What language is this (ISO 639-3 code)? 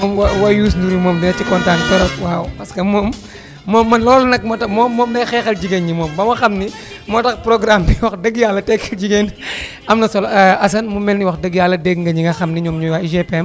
wol